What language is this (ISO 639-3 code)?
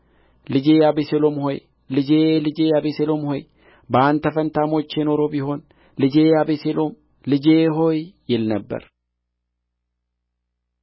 amh